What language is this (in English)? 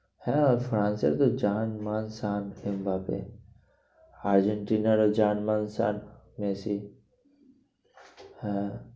Bangla